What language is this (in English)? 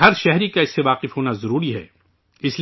Urdu